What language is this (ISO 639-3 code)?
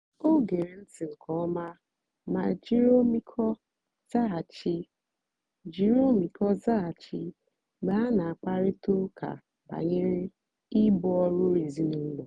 ibo